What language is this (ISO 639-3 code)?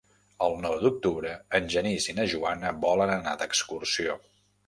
cat